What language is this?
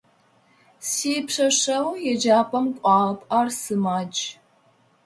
Adyghe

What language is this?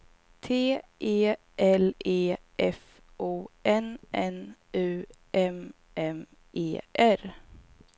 Swedish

